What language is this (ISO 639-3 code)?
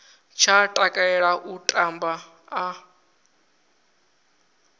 ven